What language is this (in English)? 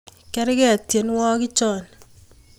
Kalenjin